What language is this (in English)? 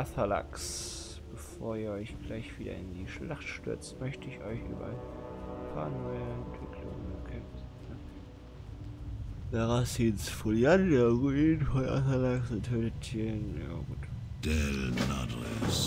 German